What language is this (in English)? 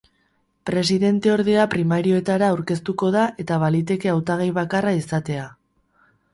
Basque